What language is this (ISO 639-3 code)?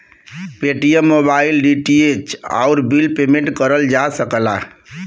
bho